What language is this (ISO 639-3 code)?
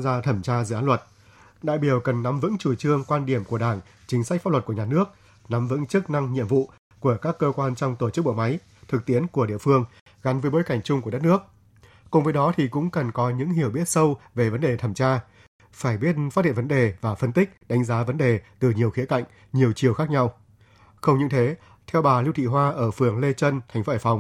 vie